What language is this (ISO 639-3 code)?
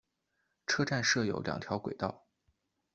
zho